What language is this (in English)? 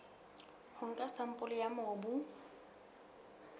Southern Sotho